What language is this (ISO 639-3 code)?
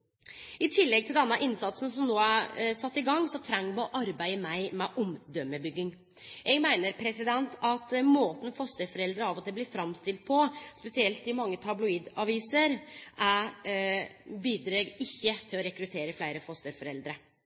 nno